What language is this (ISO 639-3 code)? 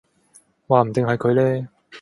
yue